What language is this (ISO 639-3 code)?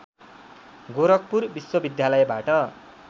nep